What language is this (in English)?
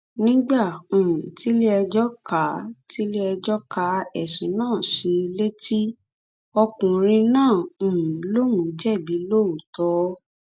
Yoruba